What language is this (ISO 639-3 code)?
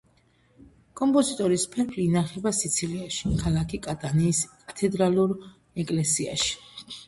kat